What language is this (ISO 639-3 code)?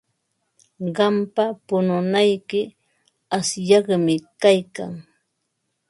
qva